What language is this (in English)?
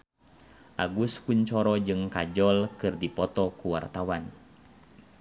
Sundanese